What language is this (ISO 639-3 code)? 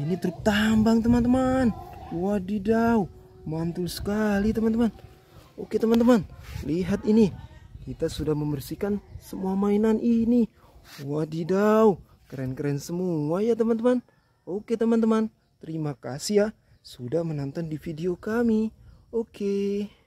ind